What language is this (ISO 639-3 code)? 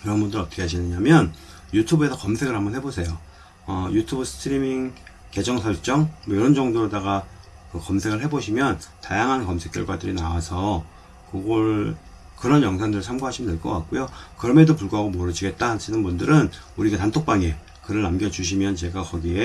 kor